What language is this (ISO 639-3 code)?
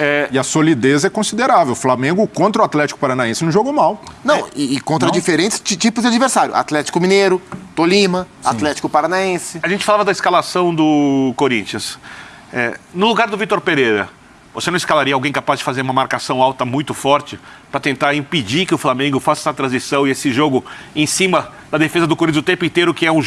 por